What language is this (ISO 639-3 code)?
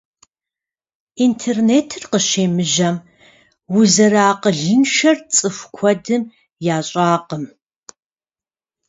kbd